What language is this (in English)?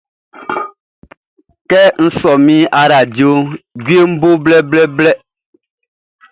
Baoulé